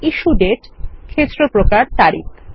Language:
Bangla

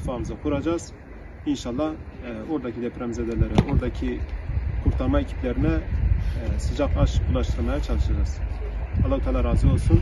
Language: Turkish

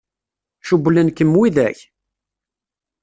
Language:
Kabyle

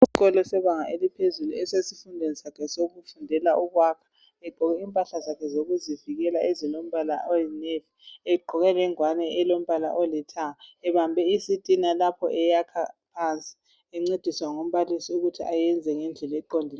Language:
North Ndebele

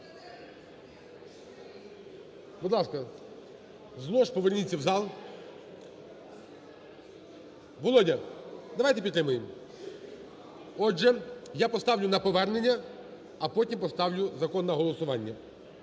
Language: Ukrainian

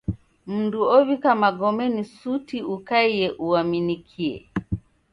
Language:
Taita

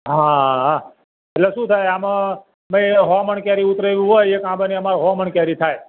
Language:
Gujarati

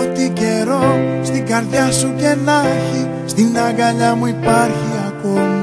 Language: Greek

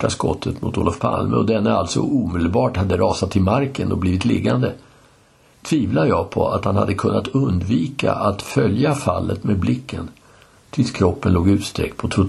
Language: Swedish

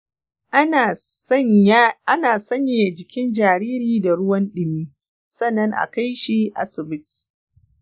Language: Hausa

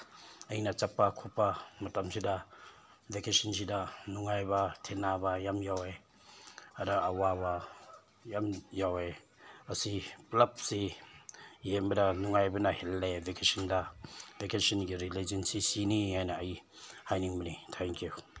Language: Manipuri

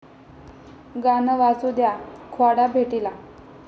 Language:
Marathi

